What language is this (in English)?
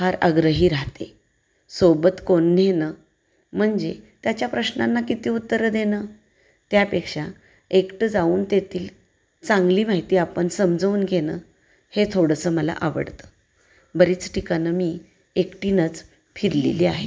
Marathi